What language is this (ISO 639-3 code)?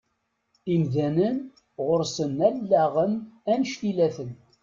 kab